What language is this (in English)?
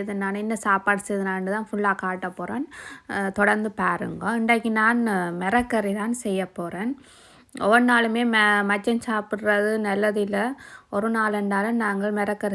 Tamil